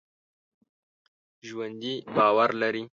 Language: Pashto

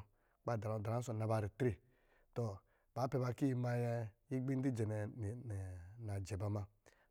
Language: Lijili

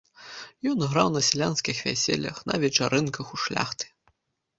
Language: Belarusian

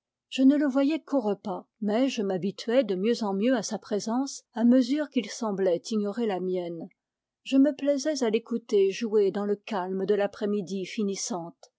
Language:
French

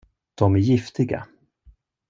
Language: Swedish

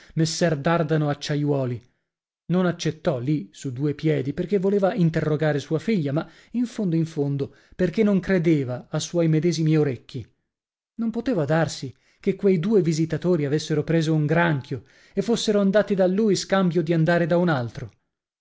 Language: Italian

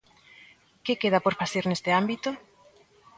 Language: Galician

